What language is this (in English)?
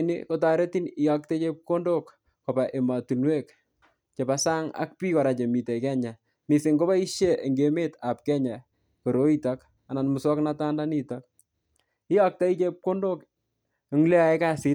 Kalenjin